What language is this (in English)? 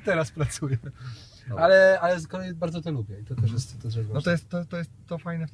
Polish